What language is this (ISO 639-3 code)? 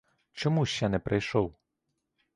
ukr